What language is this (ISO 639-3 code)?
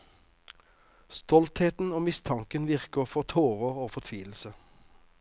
nor